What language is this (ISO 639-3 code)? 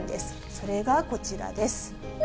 jpn